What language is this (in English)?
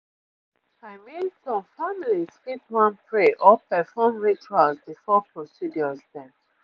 Nigerian Pidgin